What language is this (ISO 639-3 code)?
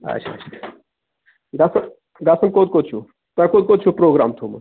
kas